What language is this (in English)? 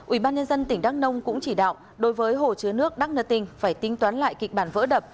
Vietnamese